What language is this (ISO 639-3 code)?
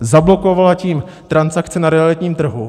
ces